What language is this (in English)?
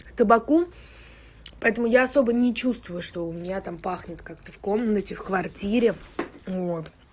Russian